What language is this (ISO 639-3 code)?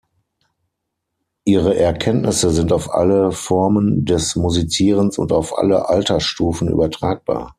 deu